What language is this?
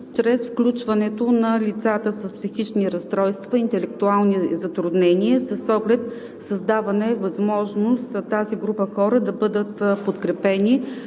Bulgarian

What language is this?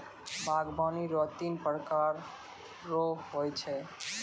Maithili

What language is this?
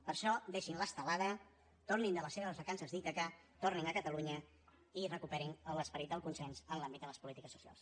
Catalan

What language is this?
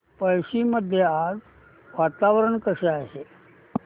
Marathi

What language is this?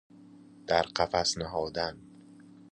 Persian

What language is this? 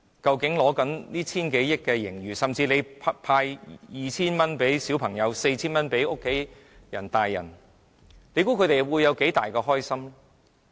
Cantonese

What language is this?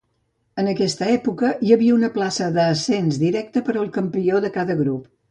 Catalan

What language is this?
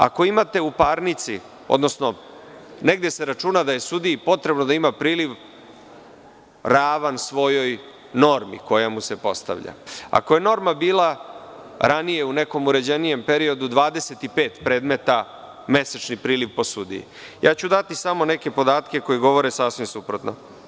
Serbian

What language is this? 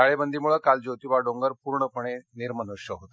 Marathi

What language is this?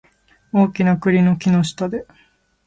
Japanese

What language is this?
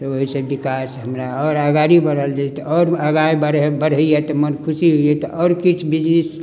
Maithili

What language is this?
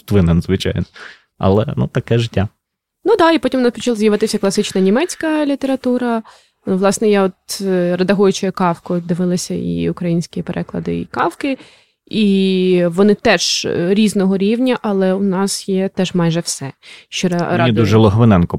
Ukrainian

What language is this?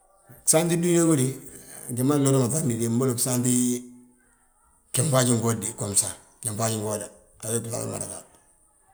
Balanta-Ganja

